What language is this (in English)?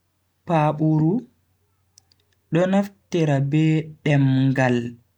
Bagirmi Fulfulde